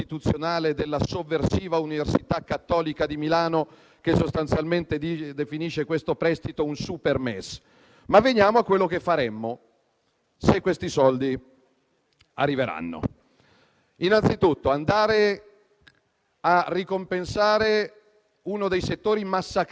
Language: Italian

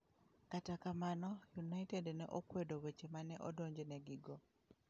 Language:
Luo (Kenya and Tanzania)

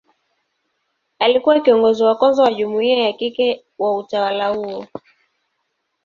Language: Swahili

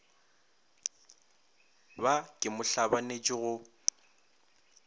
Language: Northern Sotho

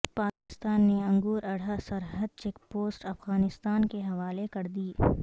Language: Urdu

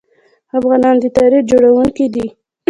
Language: Pashto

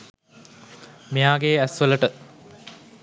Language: Sinhala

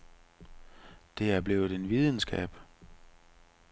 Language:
Danish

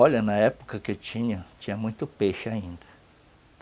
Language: Portuguese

